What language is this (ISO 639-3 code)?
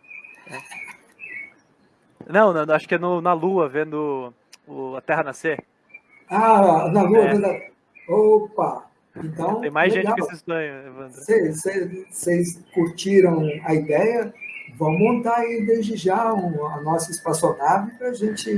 por